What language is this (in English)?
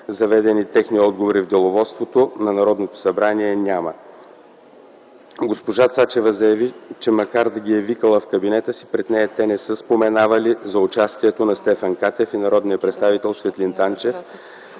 Bulgarian